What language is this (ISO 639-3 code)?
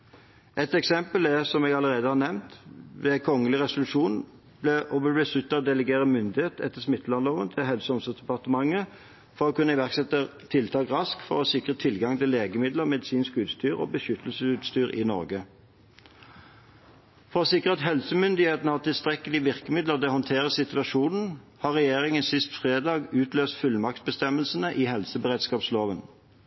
nob